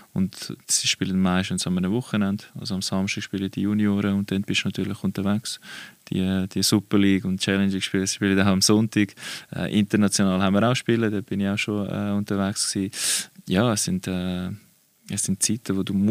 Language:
German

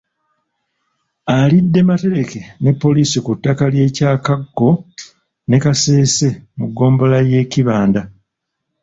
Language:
Ganda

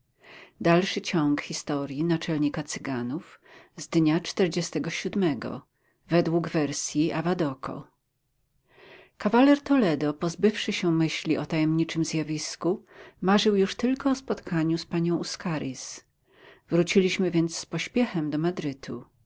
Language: Polish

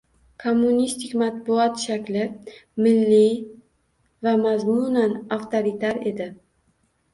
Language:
Uzbek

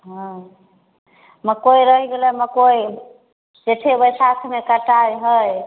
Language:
Maithili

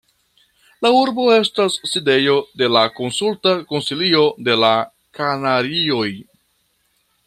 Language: Esperanto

